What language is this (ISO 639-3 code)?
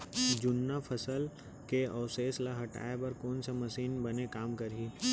hne